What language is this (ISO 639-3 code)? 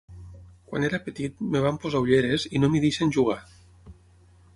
cat